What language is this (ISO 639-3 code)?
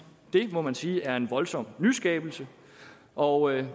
dan